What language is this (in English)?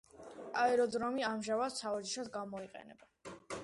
Georgian